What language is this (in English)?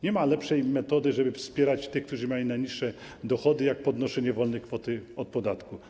Polish